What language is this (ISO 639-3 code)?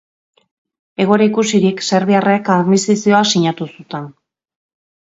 eus